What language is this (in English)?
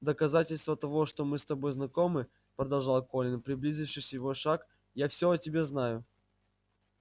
Russian